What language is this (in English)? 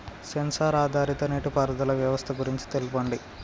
Telugu